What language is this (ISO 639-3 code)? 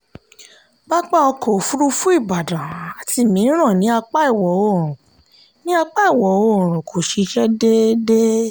yor